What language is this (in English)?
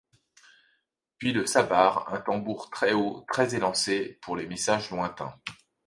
French